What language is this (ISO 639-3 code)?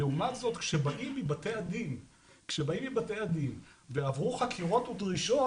heb